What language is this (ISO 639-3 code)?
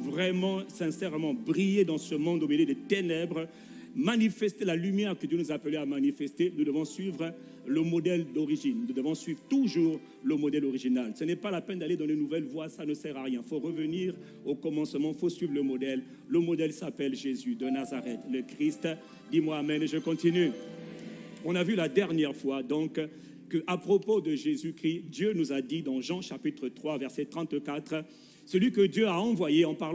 fra